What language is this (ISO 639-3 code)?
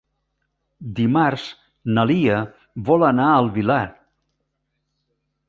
cat